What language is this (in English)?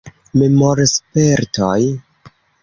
Esperanto